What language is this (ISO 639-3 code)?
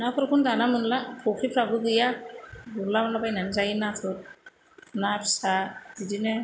brx